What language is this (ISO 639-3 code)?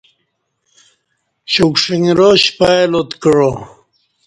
bsh